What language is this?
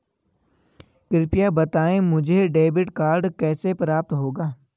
Hindi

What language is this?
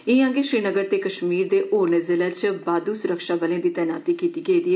Dogri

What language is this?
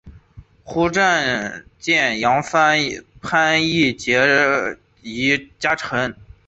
Chinese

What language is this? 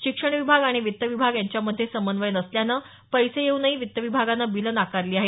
Marathi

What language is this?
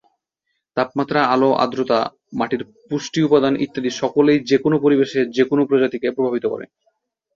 Bangla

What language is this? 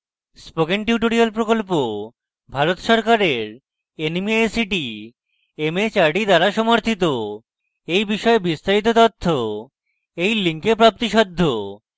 Bangla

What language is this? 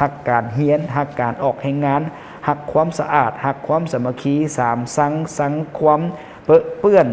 Thai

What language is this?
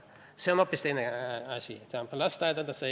Estonian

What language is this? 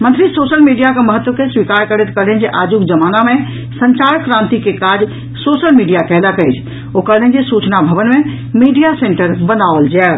Maithili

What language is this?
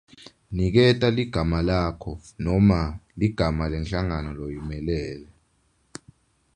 Swati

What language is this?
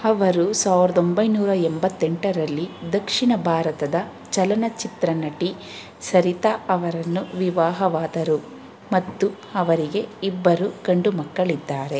Kannada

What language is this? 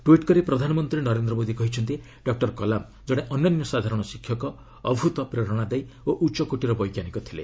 Odia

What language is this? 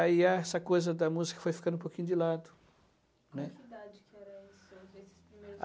Portuguese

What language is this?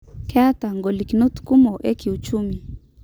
Masai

